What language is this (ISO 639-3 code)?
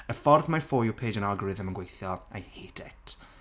cym